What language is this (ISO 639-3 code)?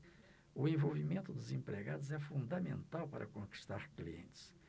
por